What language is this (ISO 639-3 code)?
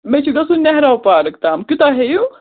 kas